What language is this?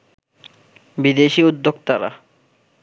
Bangla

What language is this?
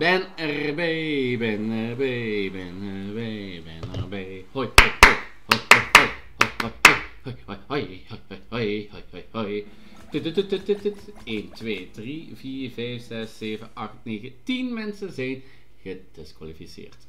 Dutch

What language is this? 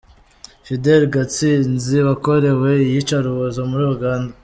Kinyarwanda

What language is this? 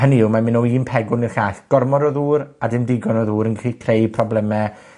Welsh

